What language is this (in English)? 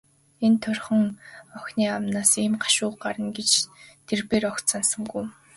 Mongolian